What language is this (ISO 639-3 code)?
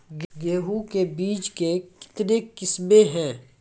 mai